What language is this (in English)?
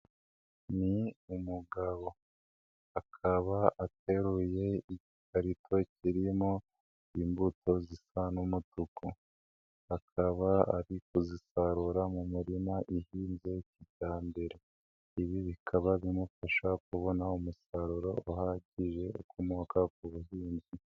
Kinyarwanda